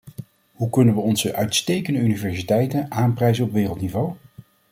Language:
Dutch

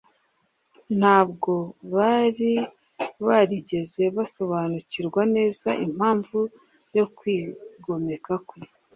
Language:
Kinyarwanda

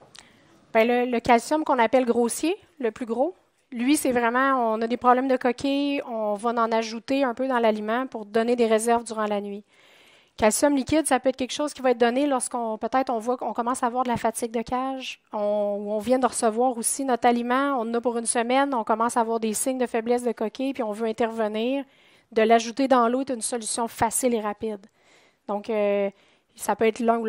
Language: French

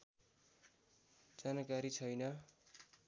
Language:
Nepali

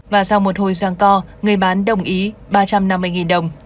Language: Vietnamese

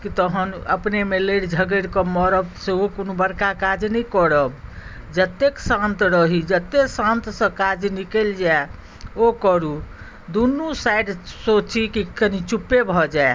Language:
Maithili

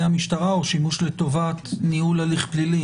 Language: Hebrew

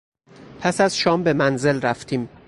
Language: Persian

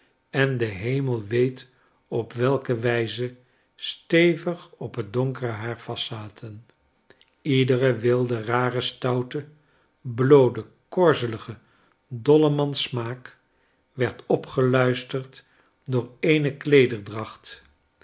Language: Dutch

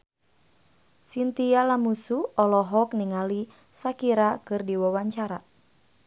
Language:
Sundanese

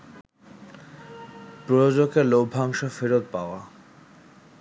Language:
Bangla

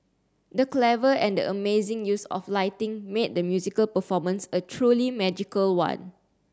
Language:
English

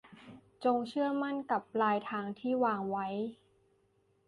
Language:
Thai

